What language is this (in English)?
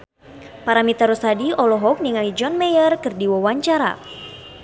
Sundanese